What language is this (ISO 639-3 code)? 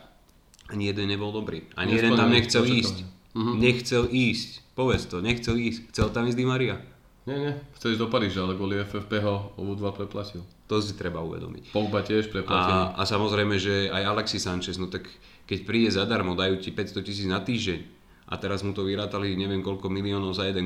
slk